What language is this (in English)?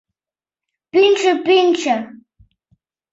Mari